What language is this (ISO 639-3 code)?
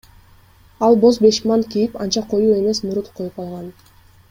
kir